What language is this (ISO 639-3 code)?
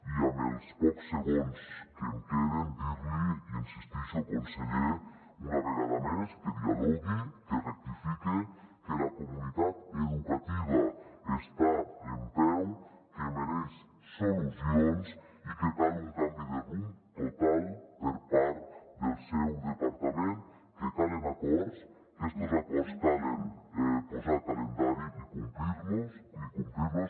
cat